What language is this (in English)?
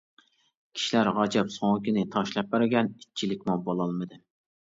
Uyghur